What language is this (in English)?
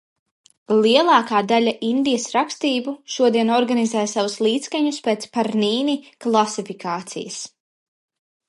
Latvian